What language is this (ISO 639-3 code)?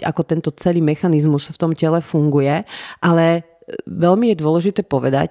slk